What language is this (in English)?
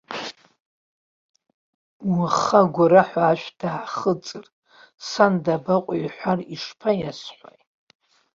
Abkhazian